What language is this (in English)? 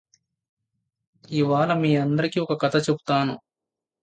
Telugu